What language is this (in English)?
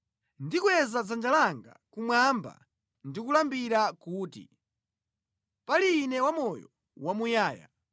Nyanja